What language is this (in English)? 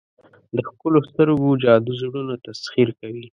Pashto